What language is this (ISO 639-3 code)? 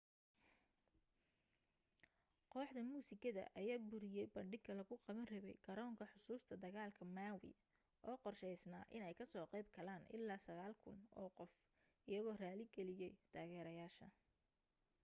som